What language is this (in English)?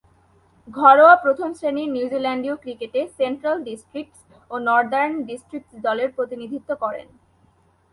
Bangla